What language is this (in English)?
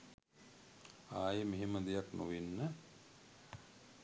Sinhala